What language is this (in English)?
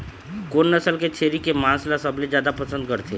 Chhattisgarhi